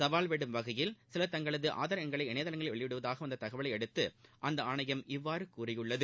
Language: Tamil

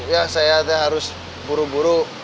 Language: Indonesian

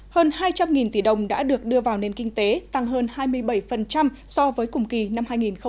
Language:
Vietnamese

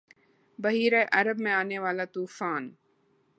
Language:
Urdu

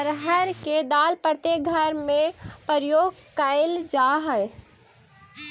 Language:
Magahi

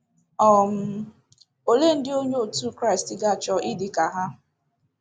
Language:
Igbo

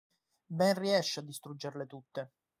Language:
Italian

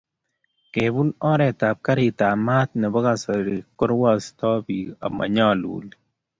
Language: Kalenjin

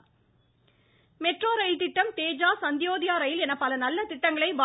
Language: Tamil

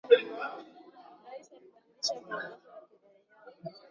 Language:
Swahili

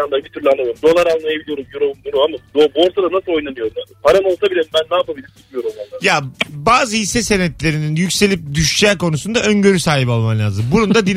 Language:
Turkish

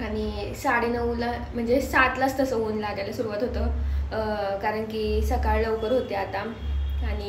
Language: Marathi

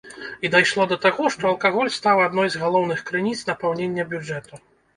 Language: Belarusian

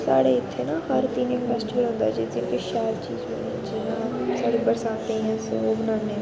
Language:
Dogri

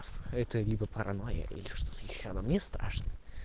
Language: Russian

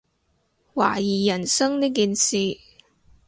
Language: Cantonese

